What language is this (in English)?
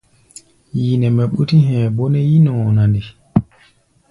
Gbaya